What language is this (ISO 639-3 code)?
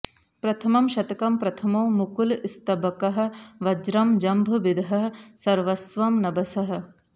san